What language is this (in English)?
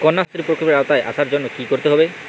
Bangla